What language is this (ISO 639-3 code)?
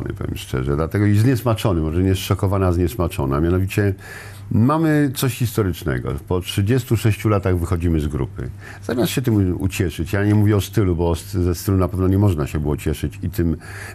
pol